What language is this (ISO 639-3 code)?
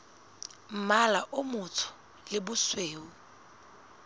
sot